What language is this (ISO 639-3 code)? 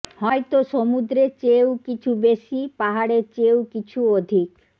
ben